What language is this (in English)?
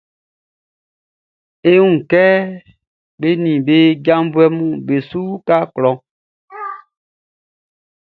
Baoulé